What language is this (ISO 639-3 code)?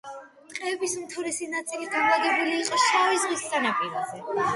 kat